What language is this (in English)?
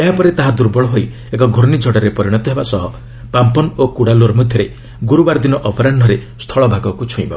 Odia